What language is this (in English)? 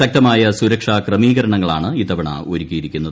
Malayalam